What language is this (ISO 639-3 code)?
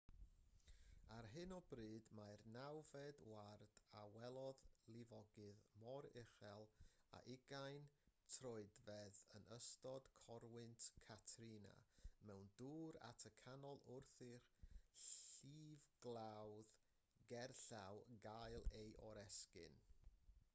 cym